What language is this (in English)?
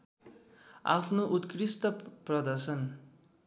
Nepali